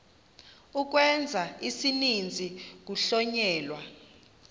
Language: Xhosa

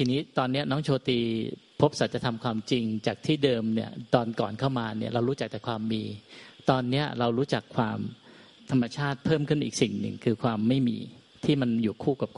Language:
Thai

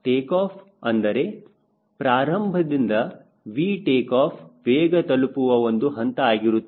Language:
Kannada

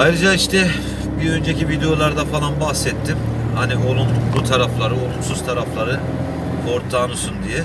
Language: Turkish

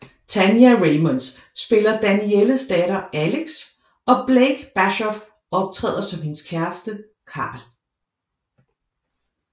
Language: Danish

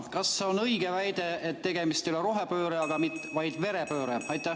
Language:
Estonian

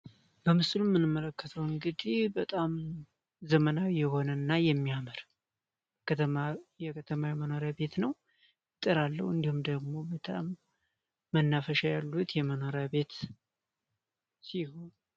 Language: Amharic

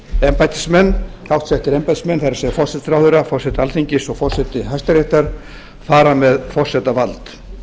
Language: Icelandic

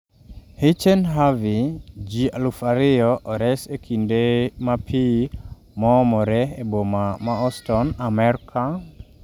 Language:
Luo (Kenya and Tanzania)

